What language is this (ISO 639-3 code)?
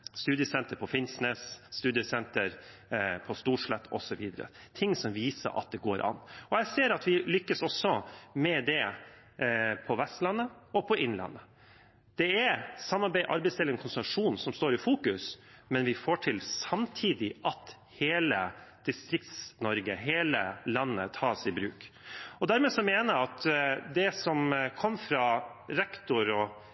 nob